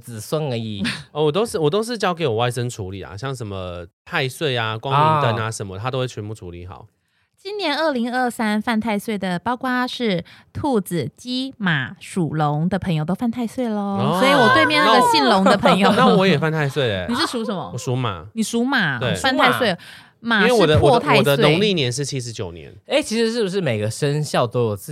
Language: Chinese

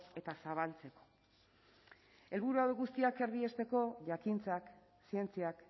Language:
Basque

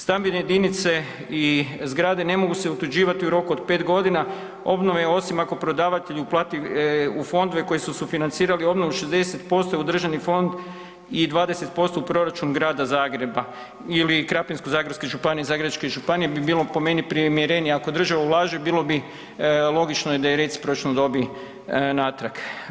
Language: Croatian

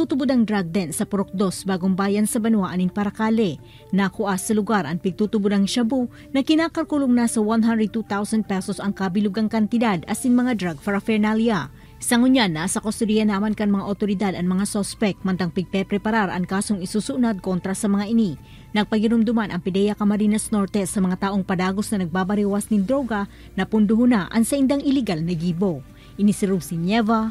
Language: Filipino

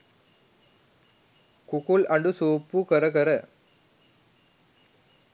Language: Sinhala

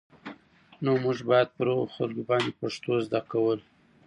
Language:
Pashto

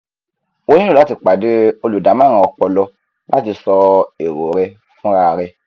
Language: Yoruba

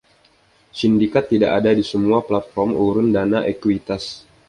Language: Indonesian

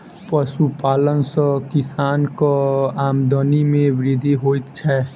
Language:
Maithili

